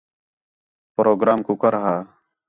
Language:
Khetrani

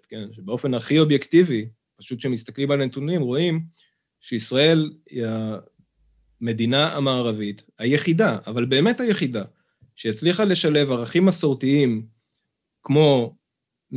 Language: Hebrew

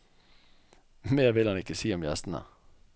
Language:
Norwegian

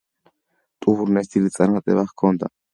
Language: Georgian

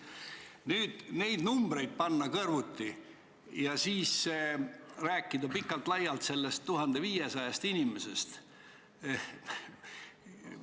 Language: Estonian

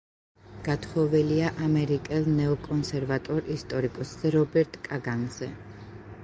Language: Georgian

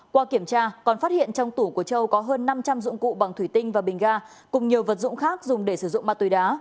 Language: Vietnamese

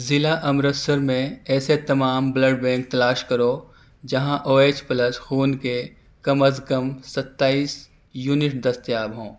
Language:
Urdu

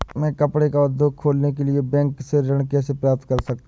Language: Hindi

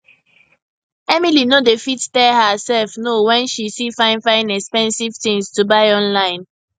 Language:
Nigerian Pidgin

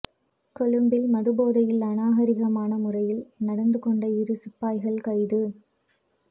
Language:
Tamil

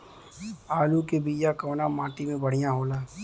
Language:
Bhojpuri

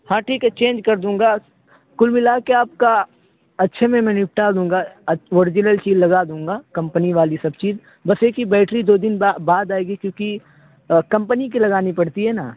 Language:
Urdu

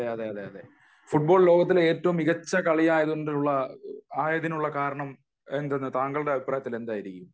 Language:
Malayalam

